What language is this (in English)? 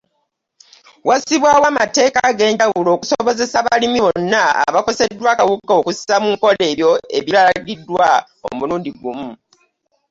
Ganda